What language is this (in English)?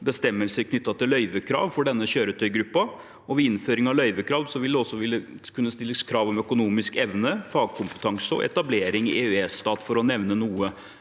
Norwegian